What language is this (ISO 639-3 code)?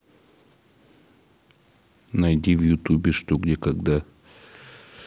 rus